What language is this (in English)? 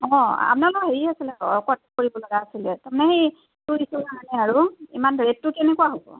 Assamese